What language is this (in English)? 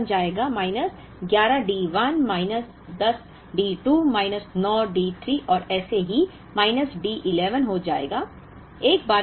Hindi